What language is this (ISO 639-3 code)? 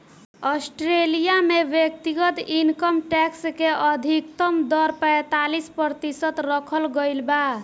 bho